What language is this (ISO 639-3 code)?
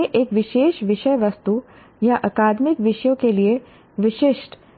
hin